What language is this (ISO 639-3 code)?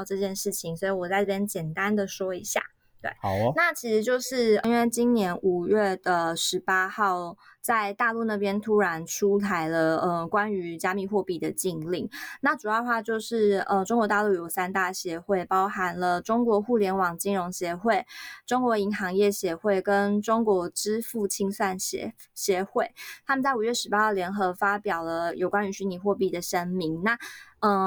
zho